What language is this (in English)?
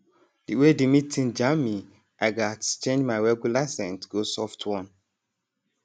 Nigerian Pidgin